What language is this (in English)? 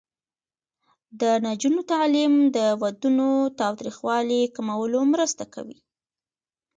Pashto